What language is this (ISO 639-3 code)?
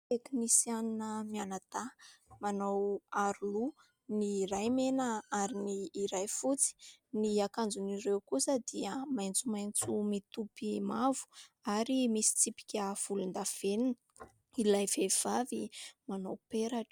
mlg